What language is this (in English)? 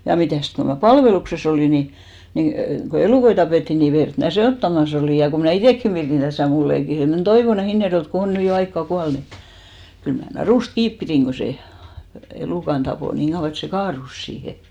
Finnish